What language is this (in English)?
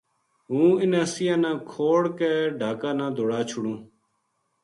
Gujari